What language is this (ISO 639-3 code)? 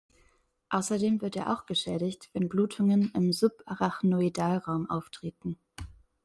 deu